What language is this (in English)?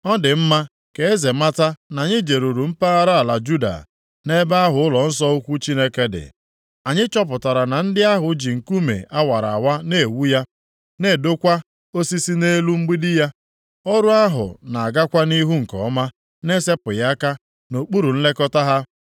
Igbo